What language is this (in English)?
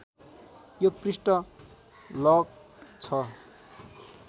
Nepali